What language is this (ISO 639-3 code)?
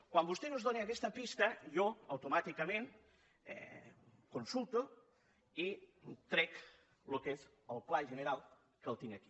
cat